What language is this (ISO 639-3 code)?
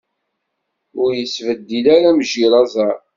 kab